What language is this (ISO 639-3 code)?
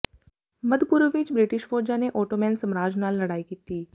pan